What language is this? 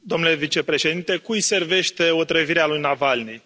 Romanian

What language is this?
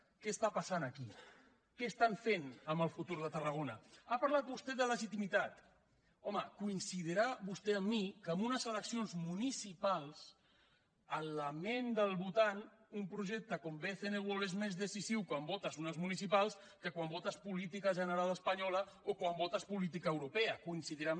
Catalan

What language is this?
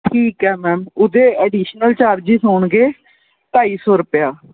Punjabi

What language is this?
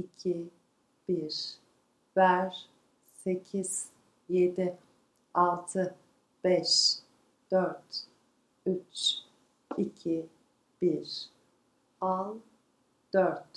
Turkish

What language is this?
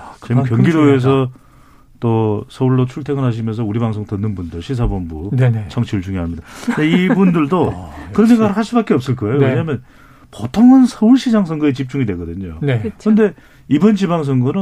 Korean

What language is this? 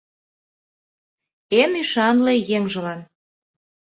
Mari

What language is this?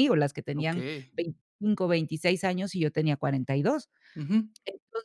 Spanish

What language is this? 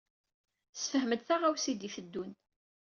Kabyle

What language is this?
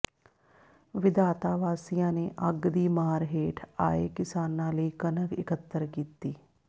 Punjabi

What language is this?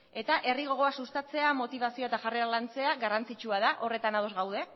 Basque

